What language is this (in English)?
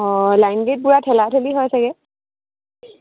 Assamese